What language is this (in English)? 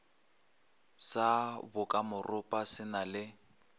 Northern Sotho